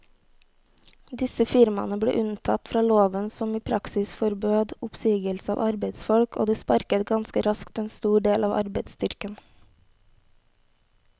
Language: Norwegian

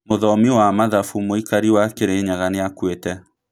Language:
Kikuyu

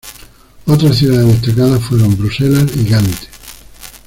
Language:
Spanish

